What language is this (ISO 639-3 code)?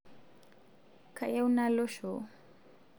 mas